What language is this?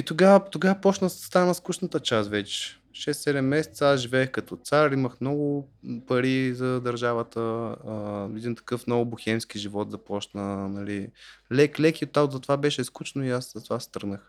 Bulgarian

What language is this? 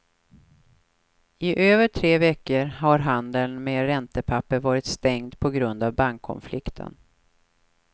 Swedish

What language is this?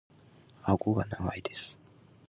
Japanese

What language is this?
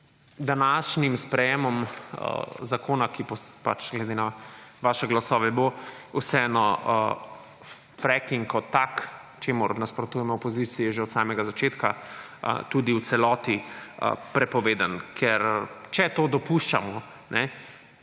Slovenian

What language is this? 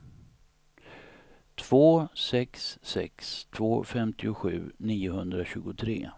Swedish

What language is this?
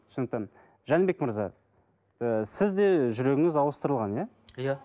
Kazakh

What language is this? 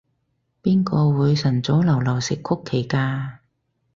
Cantonese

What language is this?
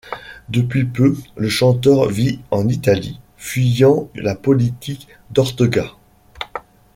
French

